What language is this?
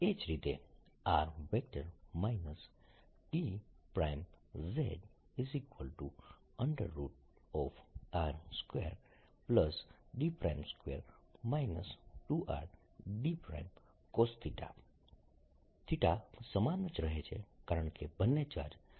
Gujarati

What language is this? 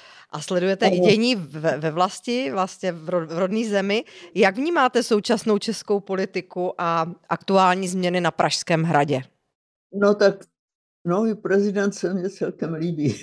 Czech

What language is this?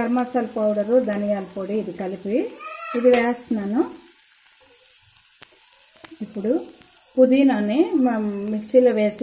Spanish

